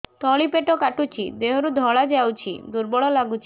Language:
Odia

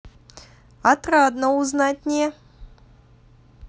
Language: Russian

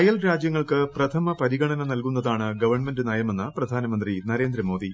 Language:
Malayalam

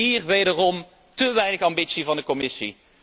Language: Dutch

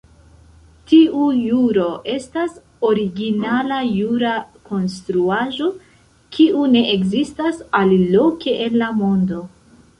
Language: Esperanto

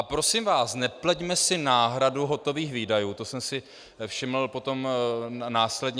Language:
Czech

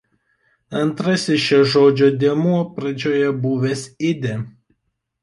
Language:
Lithuanian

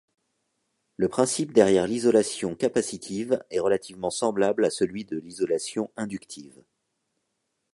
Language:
French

